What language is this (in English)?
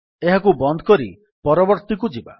Odia